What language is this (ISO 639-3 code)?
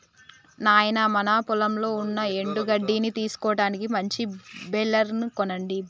tel